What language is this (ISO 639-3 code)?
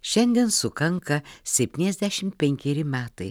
lit